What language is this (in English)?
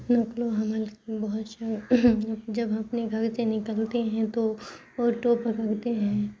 Urdu